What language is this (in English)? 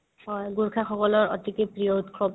Assamese